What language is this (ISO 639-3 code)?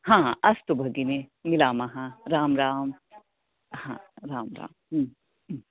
san